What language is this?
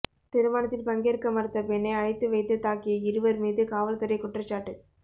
Tamil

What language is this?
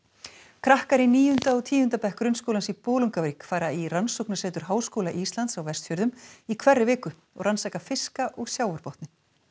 Icelandic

